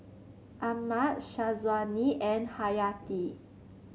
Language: English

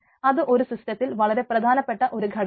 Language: Malayalam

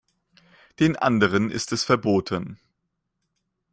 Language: German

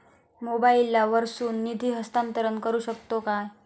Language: Marathi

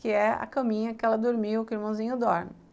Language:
Portuguese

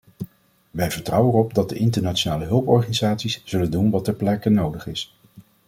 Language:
Dutch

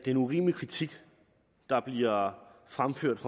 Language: Danish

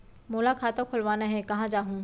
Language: Chhattisgarhi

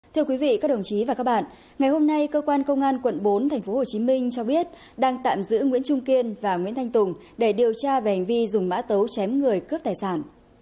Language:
Vietnamese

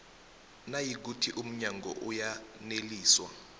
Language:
South Ndebele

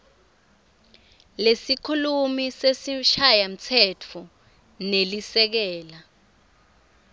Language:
Swati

